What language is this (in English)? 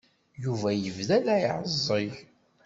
Kabyle